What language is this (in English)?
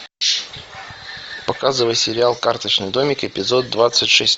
Russian